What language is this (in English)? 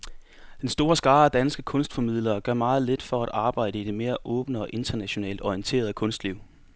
Danish